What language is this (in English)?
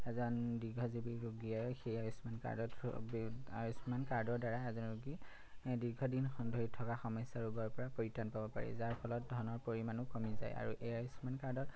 Assamese